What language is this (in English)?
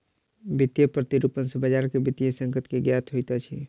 Maithili